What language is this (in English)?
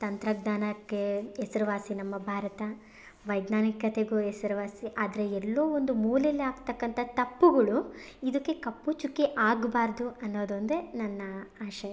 Kannada